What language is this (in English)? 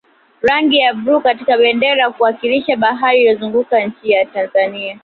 Swahili